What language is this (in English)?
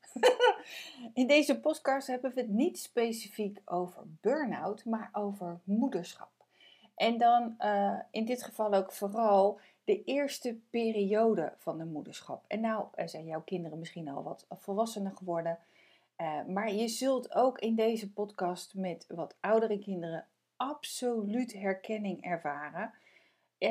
Dutch